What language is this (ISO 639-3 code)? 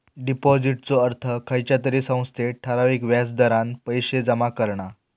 mar